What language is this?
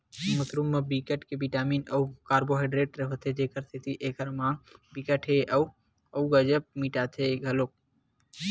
Chhattisgarhi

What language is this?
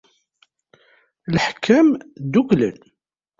Kabyle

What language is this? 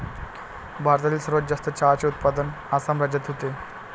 Marathi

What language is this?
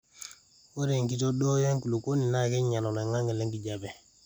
Masai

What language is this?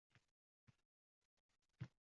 Uzbek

